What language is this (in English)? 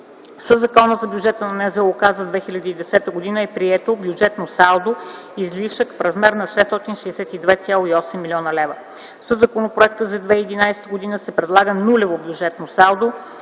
Bulgarian